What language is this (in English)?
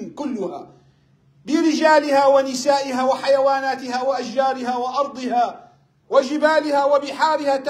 Arabic